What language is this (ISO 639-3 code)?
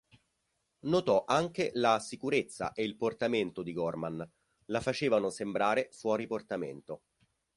ita